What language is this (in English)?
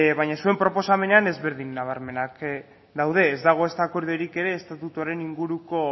Basque